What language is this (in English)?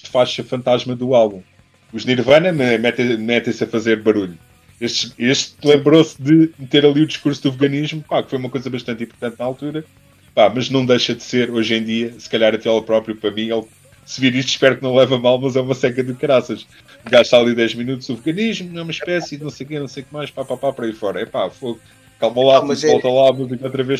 Portuguese